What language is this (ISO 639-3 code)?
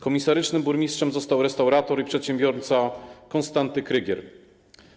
pol